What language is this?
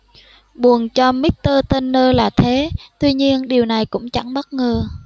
Vietnamese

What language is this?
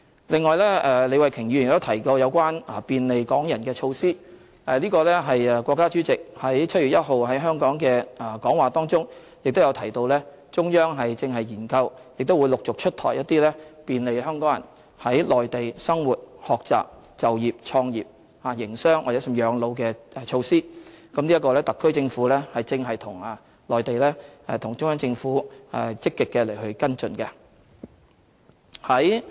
Cantonese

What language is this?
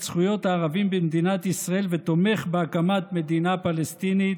Hebrew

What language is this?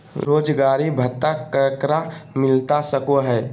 Magahi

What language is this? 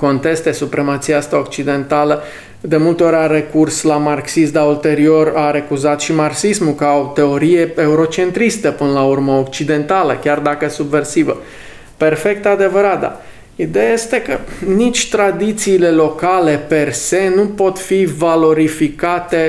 Romanian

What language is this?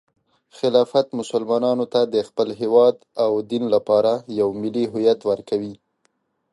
Pashto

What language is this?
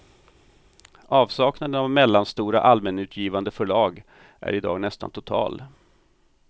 Swedish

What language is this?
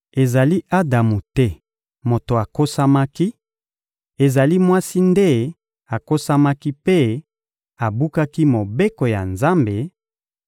Lingala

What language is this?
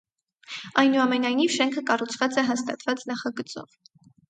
Armenian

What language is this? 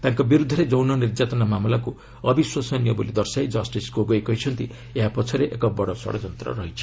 Odia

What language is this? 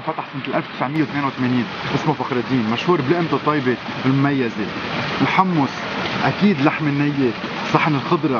Arabic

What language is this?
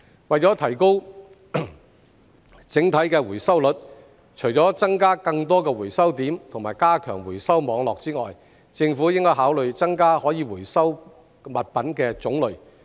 Cantonese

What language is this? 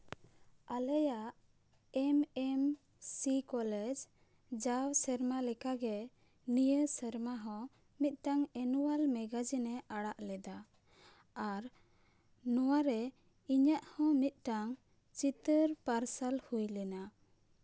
Santali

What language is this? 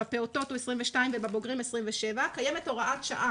Hebrew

